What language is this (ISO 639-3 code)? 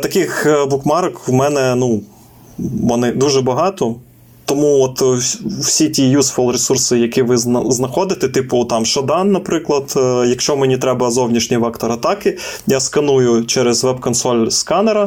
ukr